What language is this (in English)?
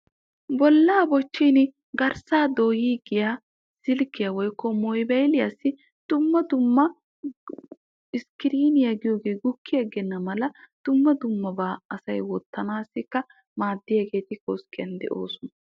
Wolaytta